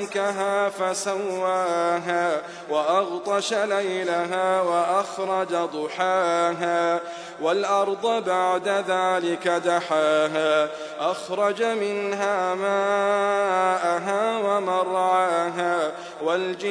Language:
Arabic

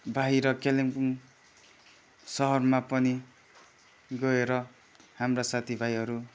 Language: Nepali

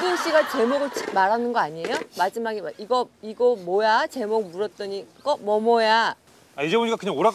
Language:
Korean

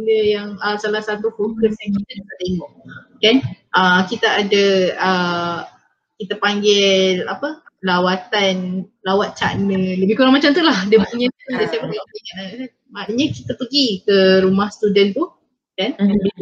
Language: Malay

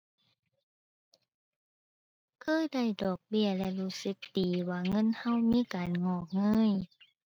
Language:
Thai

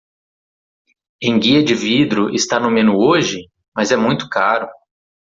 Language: Portuguese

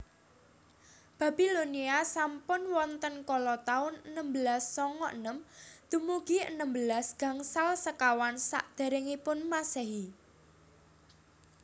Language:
Javanese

